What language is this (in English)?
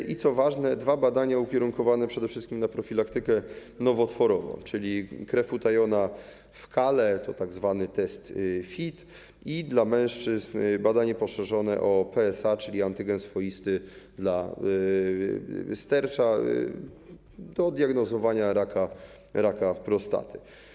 Polish